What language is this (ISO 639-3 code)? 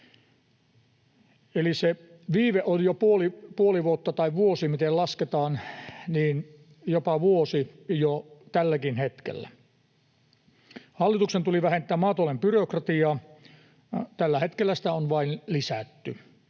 fin